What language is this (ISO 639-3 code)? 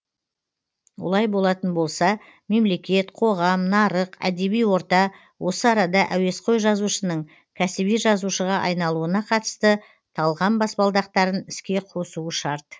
kaz